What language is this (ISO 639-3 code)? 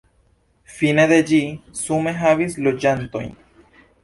epo